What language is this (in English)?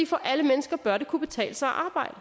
Danish